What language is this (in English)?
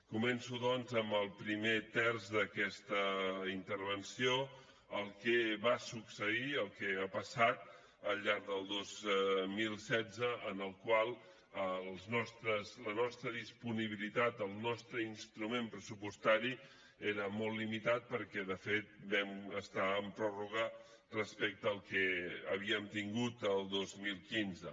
Catalan